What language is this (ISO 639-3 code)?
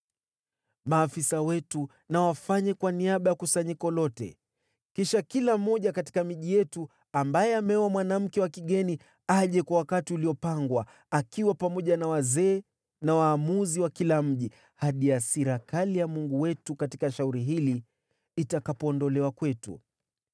swa